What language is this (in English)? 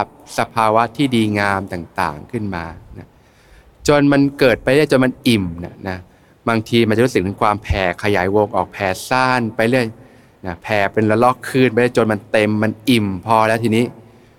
Thai